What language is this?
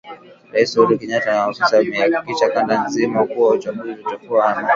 Swahili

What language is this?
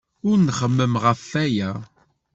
Kabyle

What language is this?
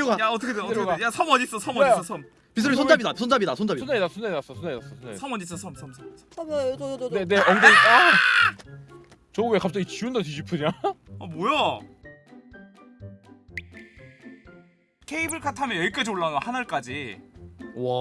Korean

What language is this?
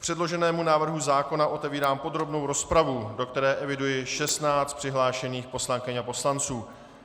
Czech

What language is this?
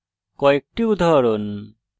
Bangla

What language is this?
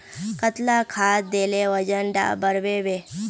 Magahi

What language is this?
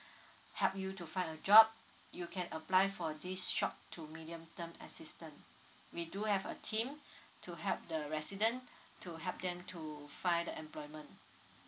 English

